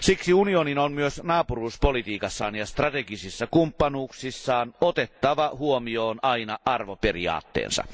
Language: Finnish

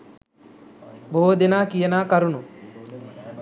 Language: Sinhala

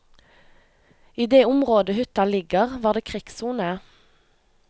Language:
Norwegian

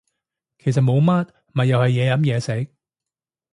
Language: Cantonese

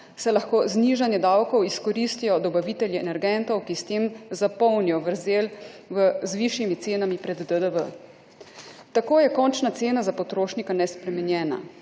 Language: Slovenian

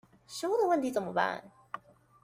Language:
Chinese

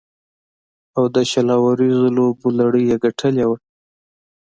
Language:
Pashto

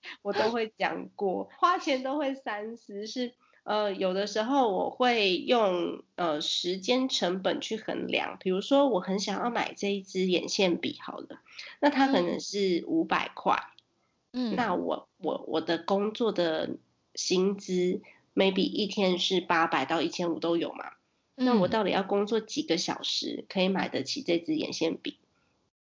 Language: Chinese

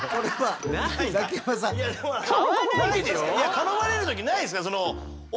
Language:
Japanese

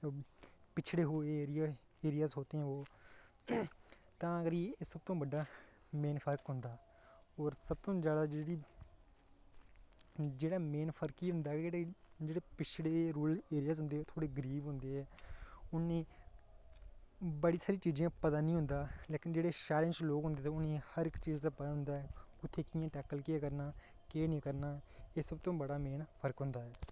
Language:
Dogri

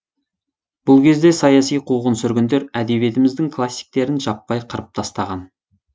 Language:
Kazakh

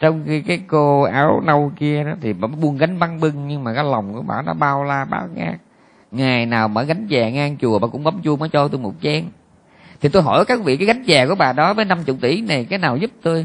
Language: Vietnamese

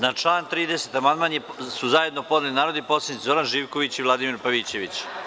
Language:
Serbian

